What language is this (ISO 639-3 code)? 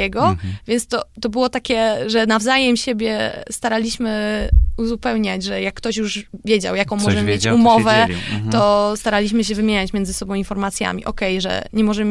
pol